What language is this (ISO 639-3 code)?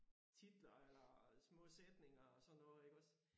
dan